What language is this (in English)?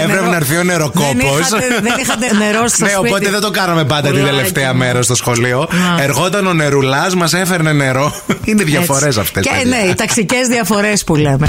Greek